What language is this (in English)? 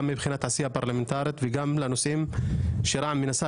Hebrew